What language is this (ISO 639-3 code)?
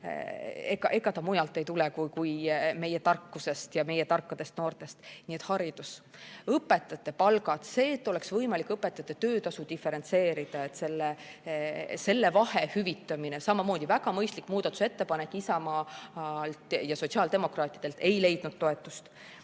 est